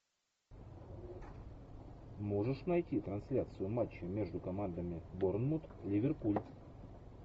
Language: Russian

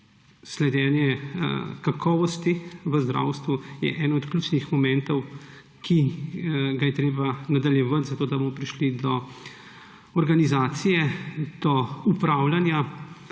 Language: Slovenian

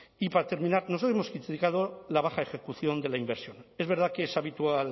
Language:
Spanish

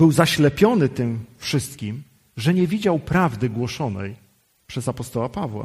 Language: Polish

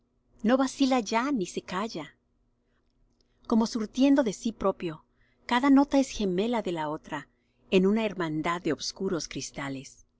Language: Spanish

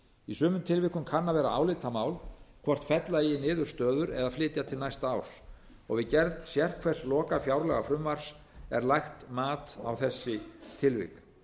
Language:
Icelandic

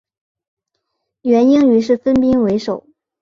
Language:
Chinese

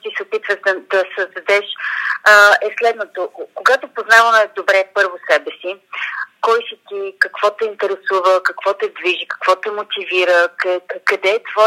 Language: Bulgarian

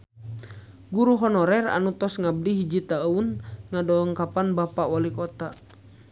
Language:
Sundanese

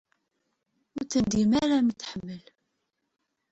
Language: Kabyle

